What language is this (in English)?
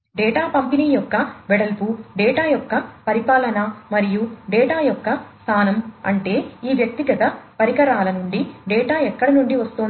Telugu